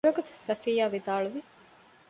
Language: Divehi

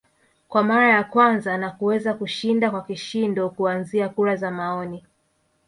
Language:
Swahili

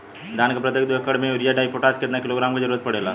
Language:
Bhojpuri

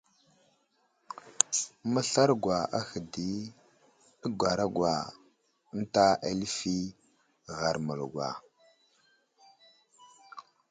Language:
Wuzlam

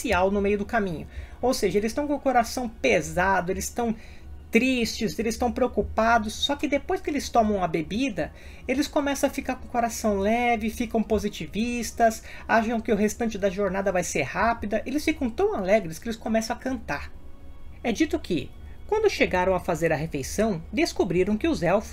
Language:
Portuguese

